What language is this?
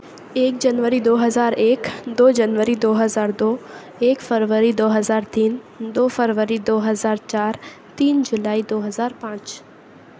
Urdu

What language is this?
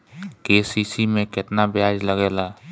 Bhojpuri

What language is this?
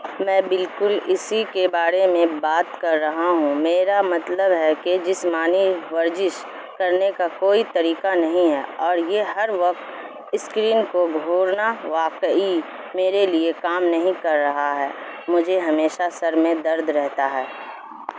Urdu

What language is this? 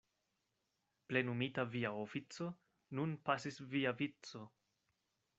Esperanto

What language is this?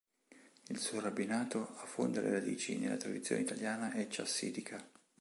Italian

